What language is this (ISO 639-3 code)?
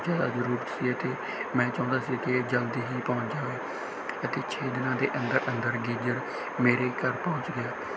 pan